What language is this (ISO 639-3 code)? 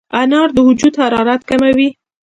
pus